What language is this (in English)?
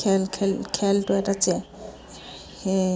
Assamese